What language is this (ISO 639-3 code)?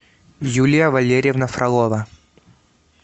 rus